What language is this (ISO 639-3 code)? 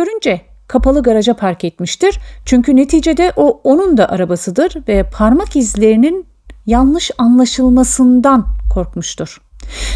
tur